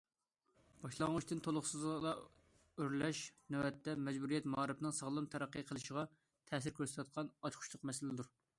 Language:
Uyghur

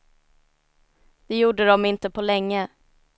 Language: Swedish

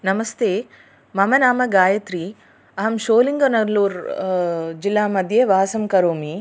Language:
Sanskrit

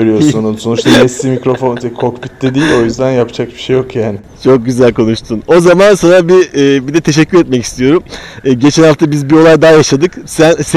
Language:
Turkish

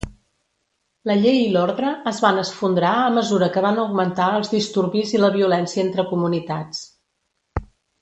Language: Catalan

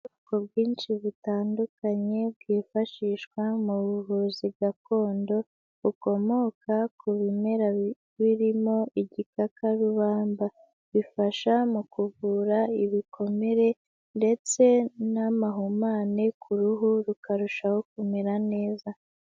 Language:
Kinyarwanda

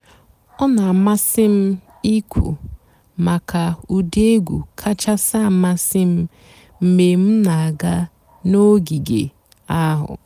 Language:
Igbo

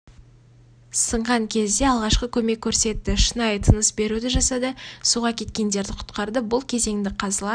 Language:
Kazakh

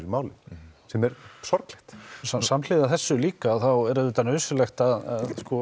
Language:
Icelandic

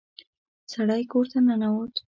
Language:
Pashto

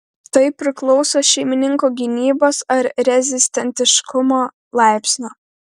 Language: Lithuanian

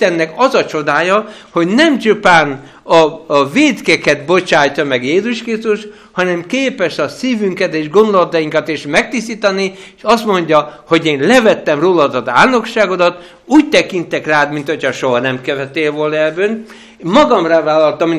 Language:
Hungarian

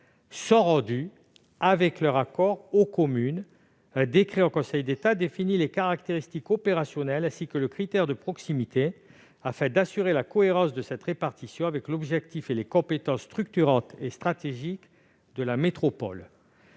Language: French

